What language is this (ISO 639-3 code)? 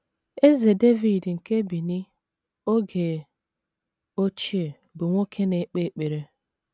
ibo